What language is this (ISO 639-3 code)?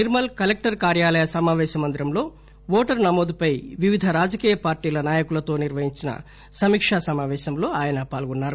tel